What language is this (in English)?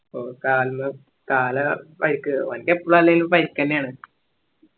Malayalam